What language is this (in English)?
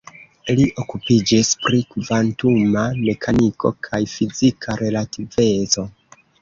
Esperanto